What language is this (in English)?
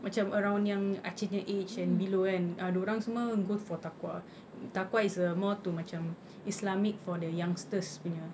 English